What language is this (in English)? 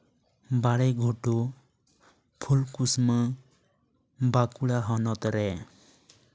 Santali